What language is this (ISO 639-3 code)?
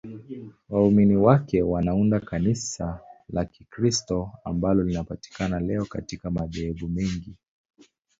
swa